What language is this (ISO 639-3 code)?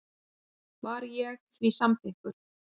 isl